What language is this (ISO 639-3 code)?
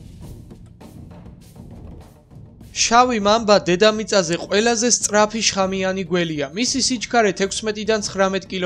tha